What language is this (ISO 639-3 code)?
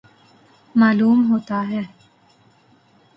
urd